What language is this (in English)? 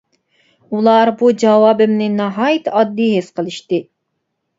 Uyghur